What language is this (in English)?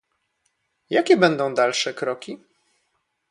Polish